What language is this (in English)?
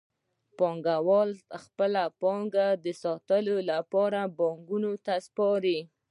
Pashto